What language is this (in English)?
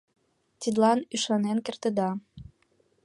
Mari